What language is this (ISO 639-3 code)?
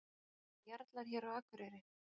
isl